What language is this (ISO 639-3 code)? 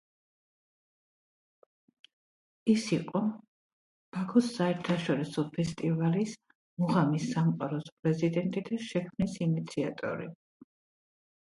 kat